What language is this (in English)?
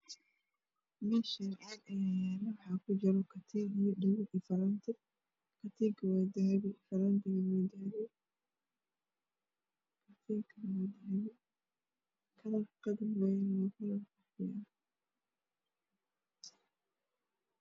Somali